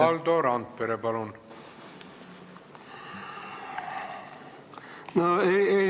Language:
Estonian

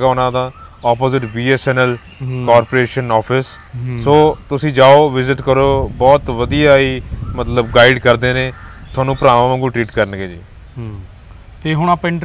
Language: Hindi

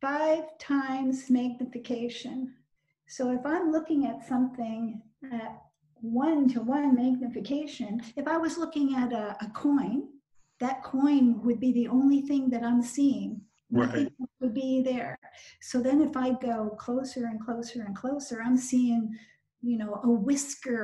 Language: English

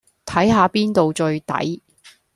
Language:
Cantonese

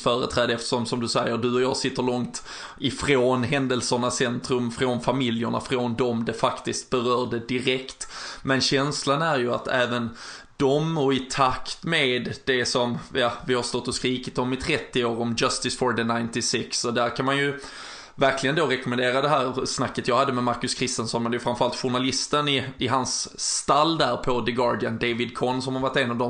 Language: Swedish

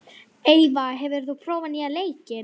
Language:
Icelandic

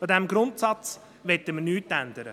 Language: Swiss German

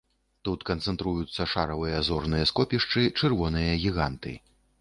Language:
Belarusian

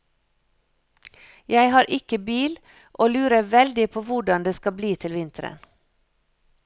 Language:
Norwegian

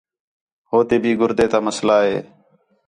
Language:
Khetrani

